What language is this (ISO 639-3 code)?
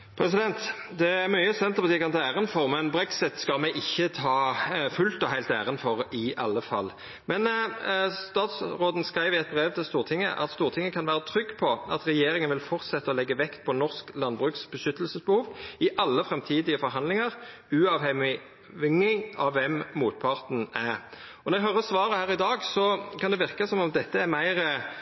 nno